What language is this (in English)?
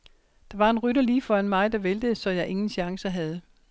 Danish